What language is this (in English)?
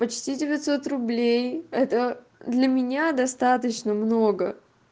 Russian